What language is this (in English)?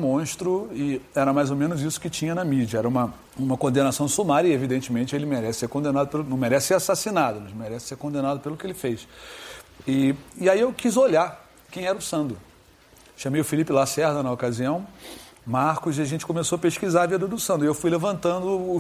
Portuguese